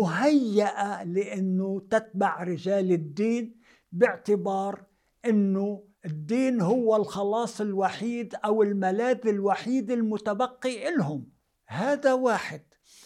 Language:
Arabic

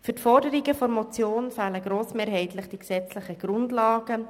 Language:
Swiss German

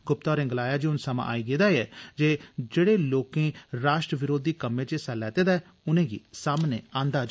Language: Dogri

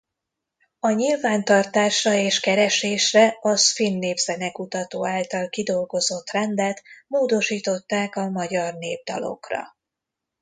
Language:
Hungarian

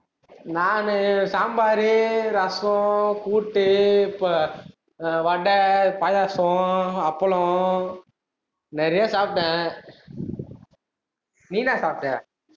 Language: Tamil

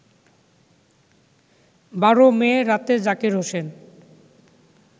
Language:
Bangla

